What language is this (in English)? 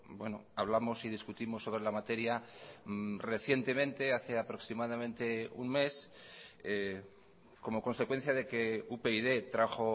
Spanish